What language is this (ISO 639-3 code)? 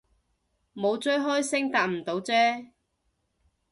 yue